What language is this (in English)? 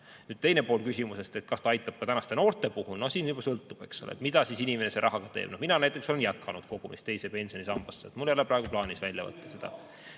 Estonian